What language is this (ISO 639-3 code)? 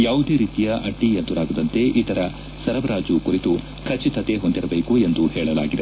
kan